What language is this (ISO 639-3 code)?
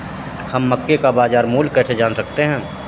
hin